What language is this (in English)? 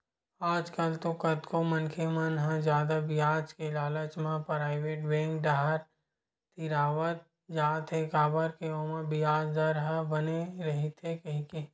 Chhattisgarhi